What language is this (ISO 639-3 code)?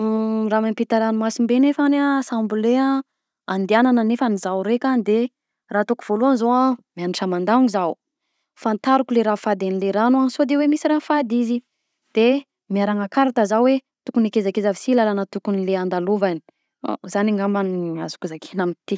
bzc